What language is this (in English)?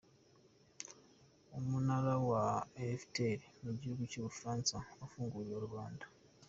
Kinyarwanda